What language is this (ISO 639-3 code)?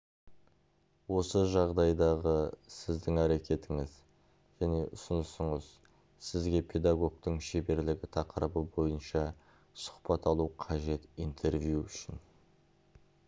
kaz